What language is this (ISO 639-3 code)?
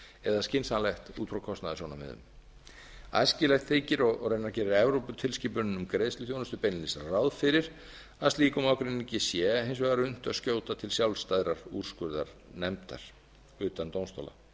isl